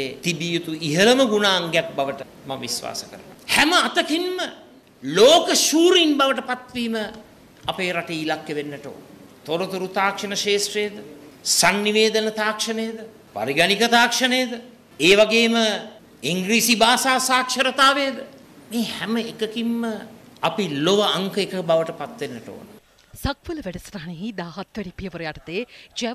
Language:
Indonesian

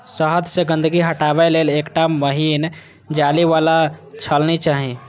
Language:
Maithili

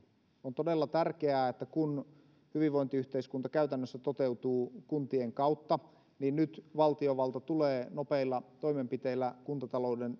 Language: Finnish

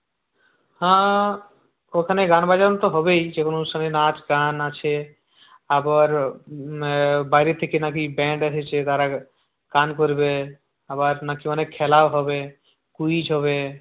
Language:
Bangla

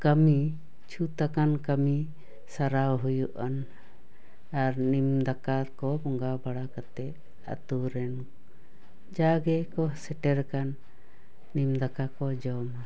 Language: Santali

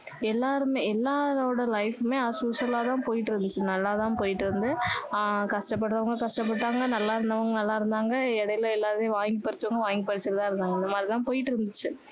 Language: Tamil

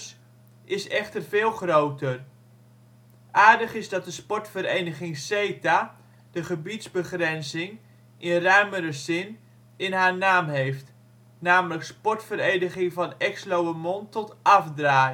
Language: Dutch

